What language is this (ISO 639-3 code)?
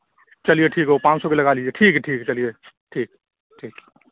urd